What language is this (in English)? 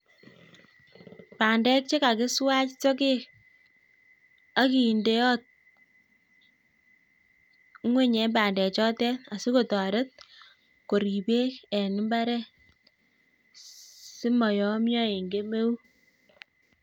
Kalenjin